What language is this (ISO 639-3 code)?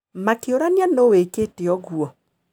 kik